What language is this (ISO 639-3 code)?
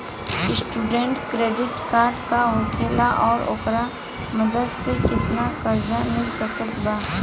bho